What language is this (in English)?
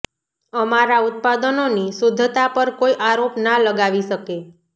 Gujarati